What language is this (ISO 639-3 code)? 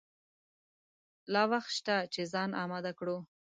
pus